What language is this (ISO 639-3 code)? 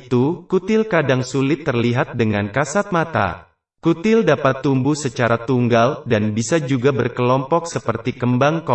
ind